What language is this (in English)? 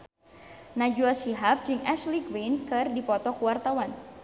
Sundanese